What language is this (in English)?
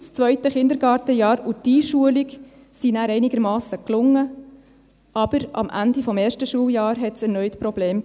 Swiss German